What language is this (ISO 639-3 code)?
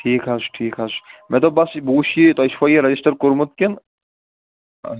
kas